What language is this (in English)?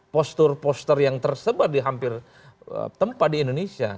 Indonesian